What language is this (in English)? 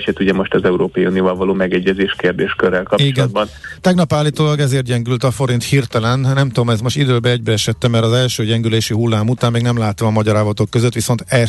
Hungarian